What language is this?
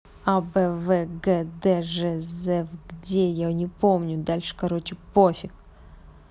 Russian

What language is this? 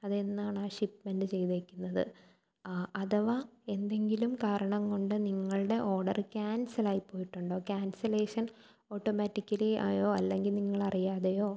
Malayalam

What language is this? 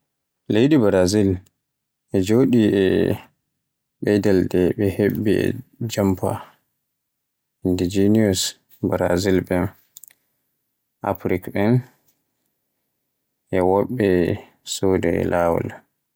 Borgu Fulfulde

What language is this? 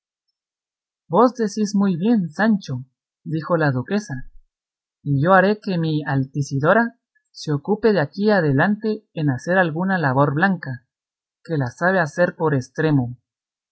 Spanish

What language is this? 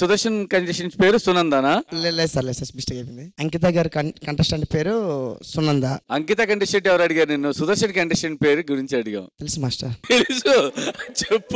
Telugu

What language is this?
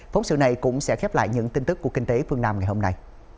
Vietnamese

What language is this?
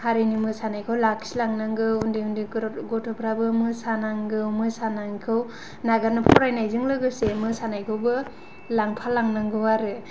Bodo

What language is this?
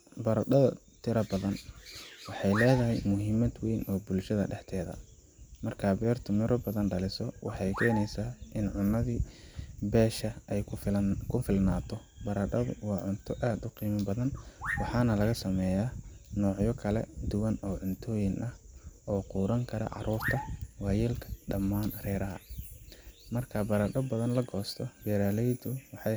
Somali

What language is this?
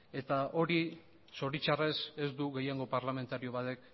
Basque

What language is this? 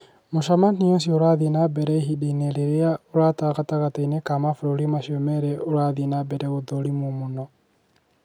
Kikuyu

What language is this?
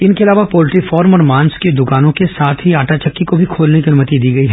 Hindi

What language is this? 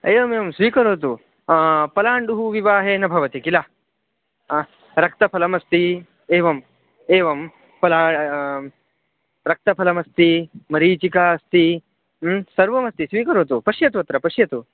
Sanskrit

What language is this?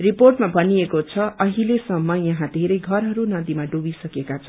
Nepali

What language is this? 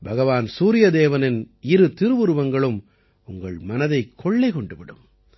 Tamil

